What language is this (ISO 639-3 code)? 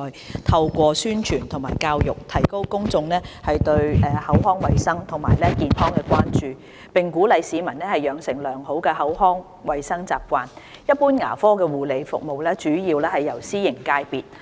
yue